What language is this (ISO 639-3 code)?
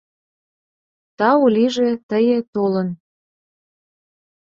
chm